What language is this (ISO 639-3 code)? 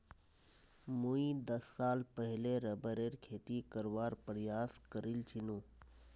mag